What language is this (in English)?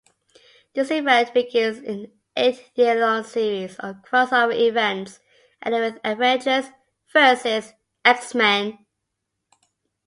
English